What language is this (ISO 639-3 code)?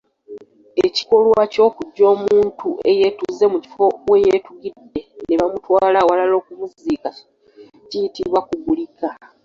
lug